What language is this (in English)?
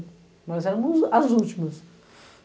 Portuguese